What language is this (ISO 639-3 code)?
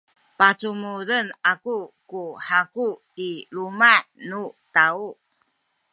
szy